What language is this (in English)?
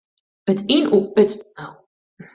Western Frisian